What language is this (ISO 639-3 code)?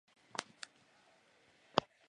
zho